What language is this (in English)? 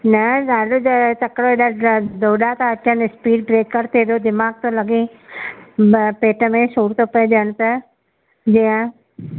Sindhi